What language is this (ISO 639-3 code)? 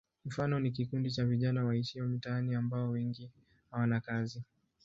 swa